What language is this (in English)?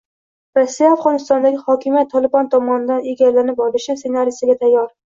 Uzbek